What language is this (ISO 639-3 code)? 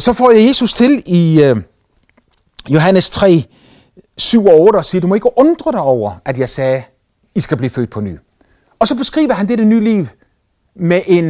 dan